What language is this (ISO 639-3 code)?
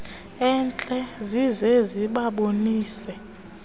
xho